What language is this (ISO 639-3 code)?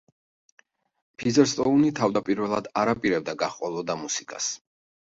kat